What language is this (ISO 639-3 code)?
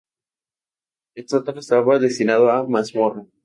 spa